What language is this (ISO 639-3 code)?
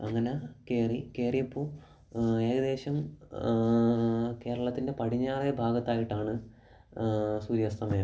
mal